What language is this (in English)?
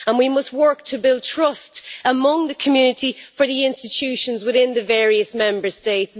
English